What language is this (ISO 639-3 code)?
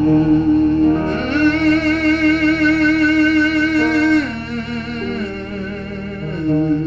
eng